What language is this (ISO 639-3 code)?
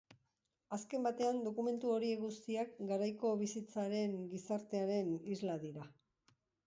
eus